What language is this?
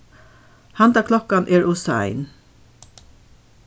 Faroese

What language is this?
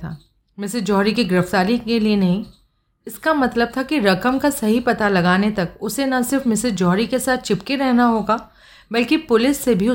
Hindi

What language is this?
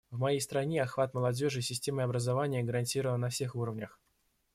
Russian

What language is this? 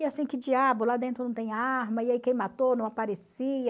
Portuguese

